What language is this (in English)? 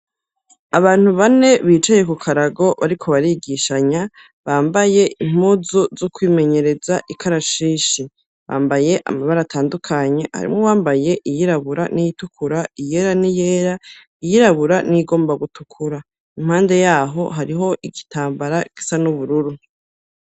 Rundi